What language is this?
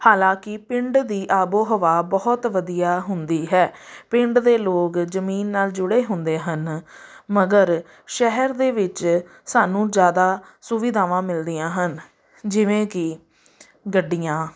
Punjabi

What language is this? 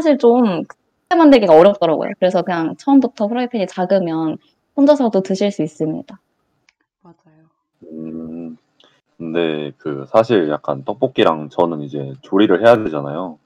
Korean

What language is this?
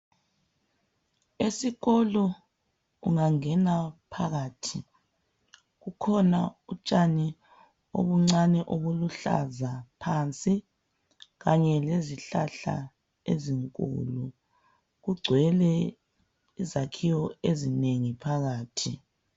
North Ndebele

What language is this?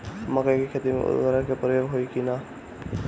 Bhojpuri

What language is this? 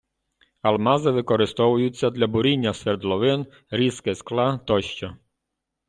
Ukrainian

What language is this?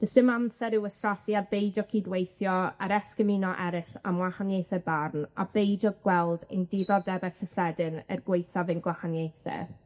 Welsh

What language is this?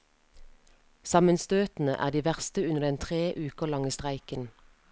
Norwegian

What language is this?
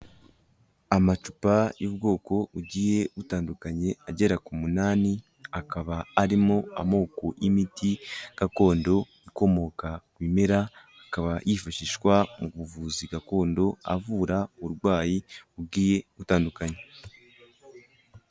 Kinyarwanda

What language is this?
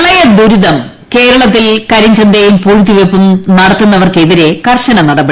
Malayalam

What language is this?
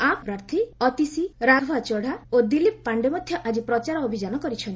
Odia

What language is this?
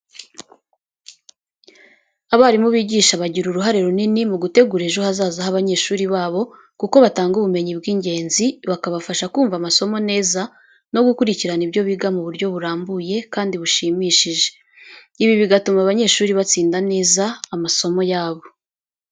Kinyarwanda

